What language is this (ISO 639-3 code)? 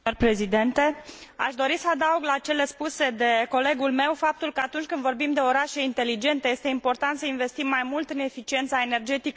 ron